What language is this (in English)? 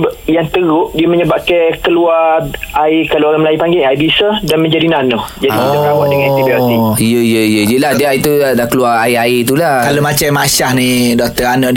Malay